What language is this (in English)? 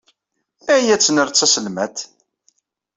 Kabyle